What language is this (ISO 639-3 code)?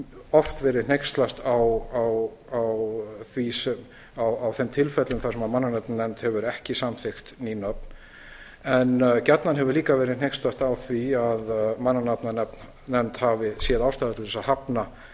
isl